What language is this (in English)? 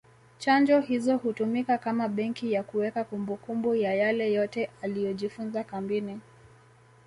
Swahili